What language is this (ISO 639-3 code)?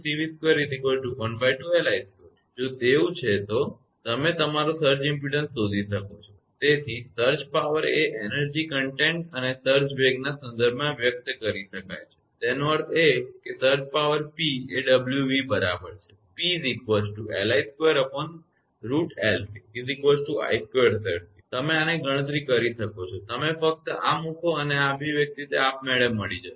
guj